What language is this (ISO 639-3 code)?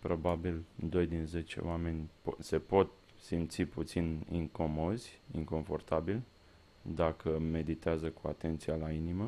ron